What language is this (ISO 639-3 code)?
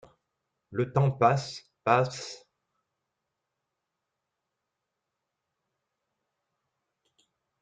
fra